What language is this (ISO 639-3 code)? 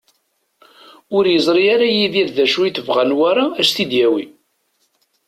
kab